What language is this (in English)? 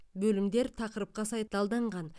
Kazakh